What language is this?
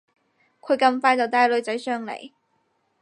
Cantonese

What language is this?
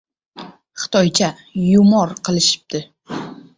Uzbek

